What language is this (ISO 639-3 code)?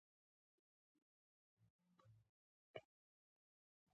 pus